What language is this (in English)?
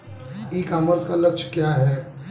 Hindi